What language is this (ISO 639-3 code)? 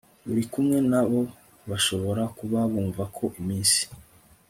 kin